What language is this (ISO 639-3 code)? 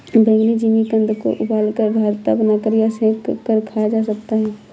hin